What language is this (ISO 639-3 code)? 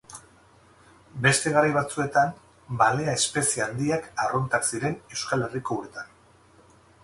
eus